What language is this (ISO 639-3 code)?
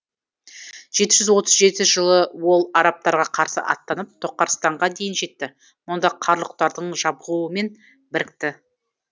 kaz